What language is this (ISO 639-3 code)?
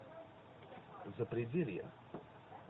rus